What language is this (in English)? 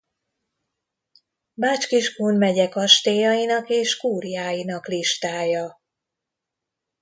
Hungarian